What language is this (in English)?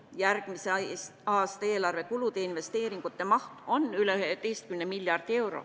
Estonian